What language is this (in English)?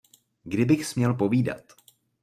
Czech